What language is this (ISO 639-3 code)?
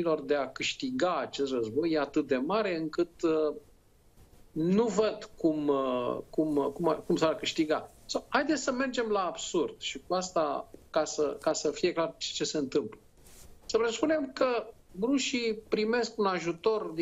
ron